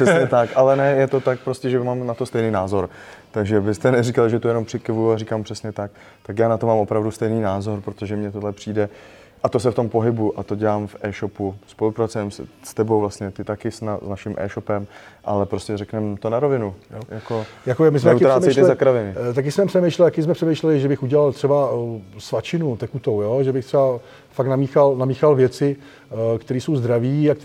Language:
Czech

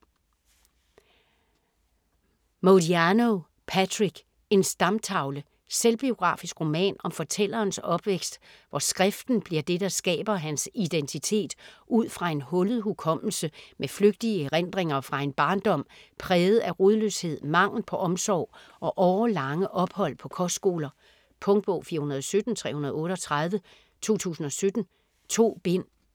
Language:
Danish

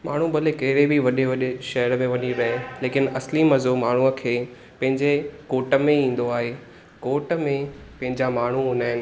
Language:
Sindhi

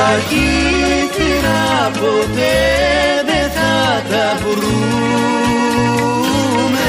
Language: Greek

